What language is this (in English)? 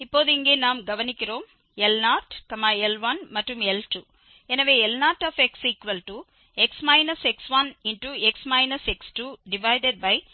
Tamil